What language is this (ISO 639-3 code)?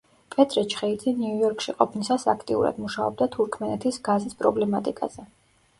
kat